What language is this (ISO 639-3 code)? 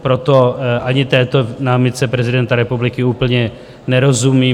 ces